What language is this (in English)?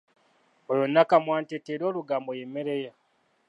Ganda